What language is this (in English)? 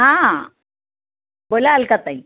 Marathi